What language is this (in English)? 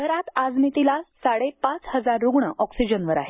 Marathi